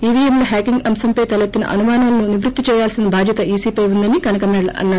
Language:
Telugu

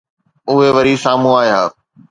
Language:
Sindhi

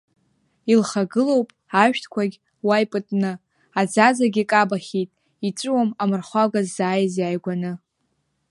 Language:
Abkhazian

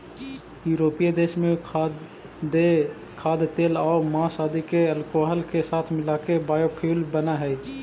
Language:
Magahi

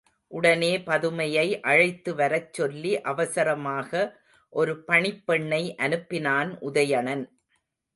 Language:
Tamil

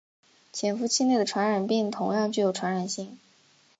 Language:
Chinese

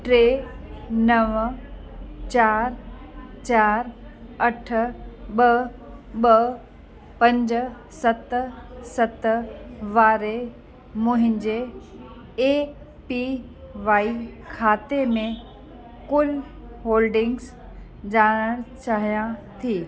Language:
Sindhi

